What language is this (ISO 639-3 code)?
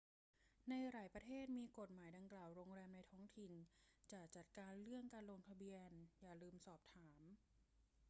tha